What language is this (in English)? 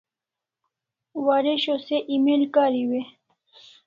Kalasha